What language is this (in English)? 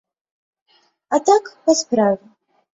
Belarusian